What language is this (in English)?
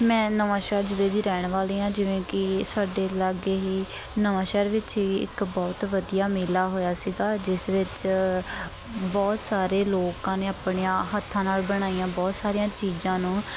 Punjabi